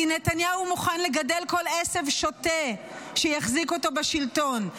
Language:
Hebrew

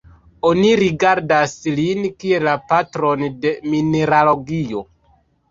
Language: Esperanto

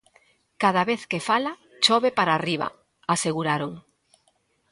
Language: Galician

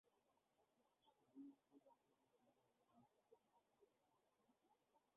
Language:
Bangla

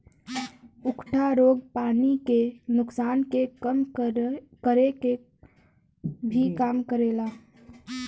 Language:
Bhojpuri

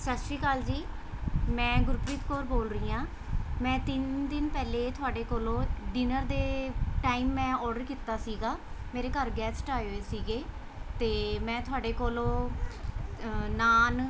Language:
Punjabi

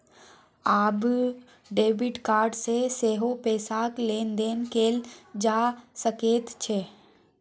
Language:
Maithili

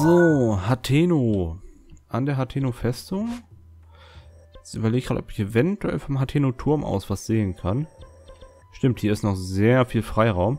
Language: German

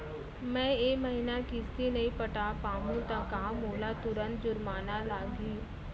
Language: Chhattisgarhi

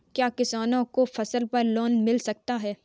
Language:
Hindi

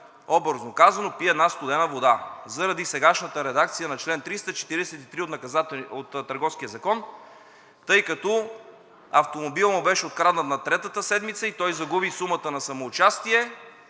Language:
Bulgarian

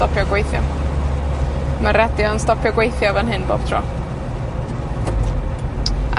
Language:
Welsh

